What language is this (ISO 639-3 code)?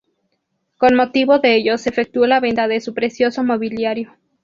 spa